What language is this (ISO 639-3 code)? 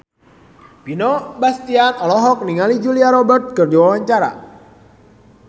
sun